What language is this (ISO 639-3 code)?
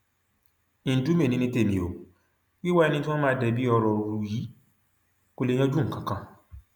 yor